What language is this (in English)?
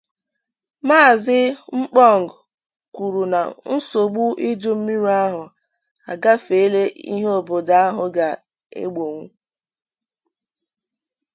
Igbo